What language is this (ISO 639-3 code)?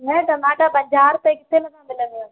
snd